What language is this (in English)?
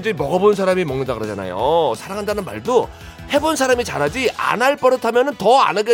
Korean